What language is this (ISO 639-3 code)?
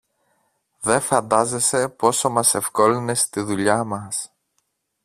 ell